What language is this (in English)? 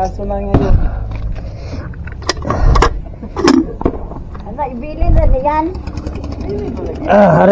Filipino